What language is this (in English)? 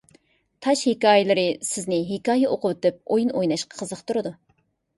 Uyghur